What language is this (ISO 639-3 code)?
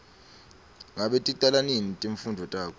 ssw